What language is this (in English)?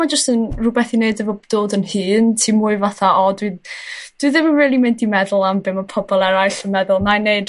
Welsh